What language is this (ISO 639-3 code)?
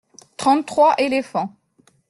fra